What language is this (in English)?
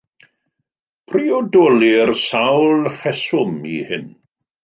Welsh